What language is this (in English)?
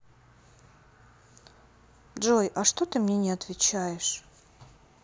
Russian